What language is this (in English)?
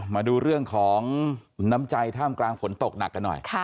Thai